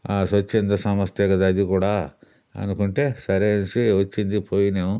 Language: Telugu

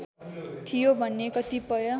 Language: Nepali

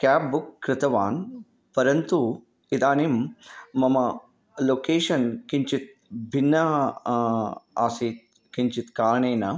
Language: Sanskrit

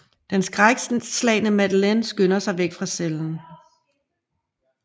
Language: Danish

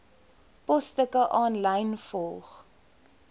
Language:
Afrikaans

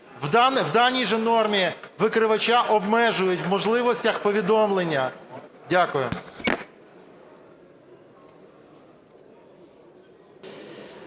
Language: Ukrainian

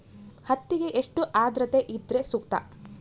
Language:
Kannada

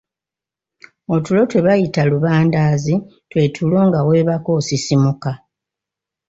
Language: Ganda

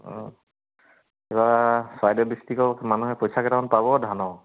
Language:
Assamese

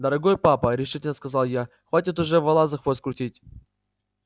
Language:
Russian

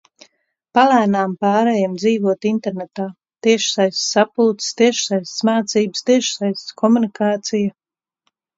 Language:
Latvian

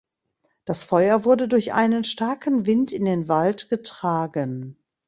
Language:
German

